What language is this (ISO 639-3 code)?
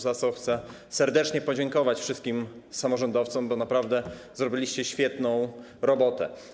pol